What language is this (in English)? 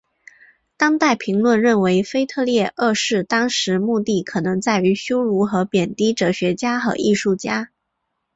Chinese